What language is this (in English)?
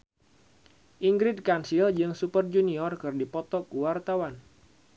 Sundanese